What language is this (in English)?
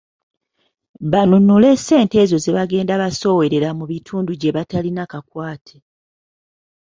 Ganda